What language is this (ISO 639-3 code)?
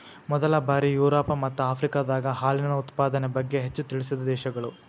kan